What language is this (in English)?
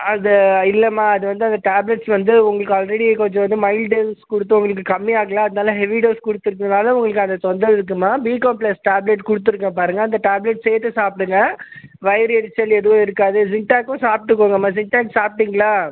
Tamil